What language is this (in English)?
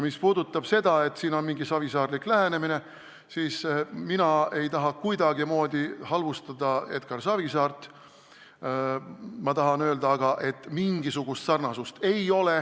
Estonian